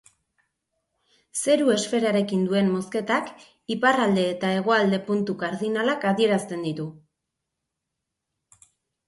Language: Basque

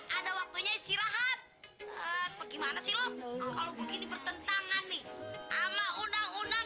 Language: Indonesian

